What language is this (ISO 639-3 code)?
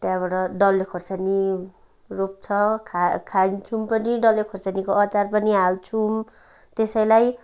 nep